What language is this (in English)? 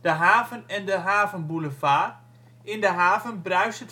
Dutch